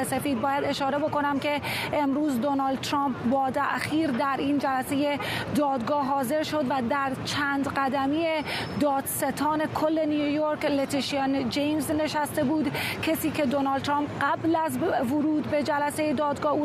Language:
Persian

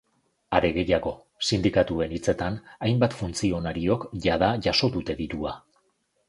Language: Basque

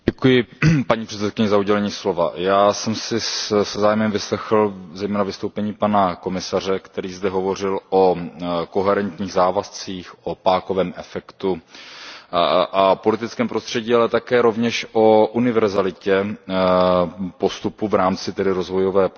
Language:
Czech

